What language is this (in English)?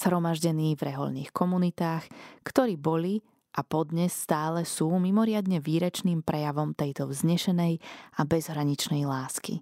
Slovak